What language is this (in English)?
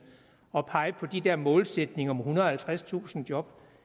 Danish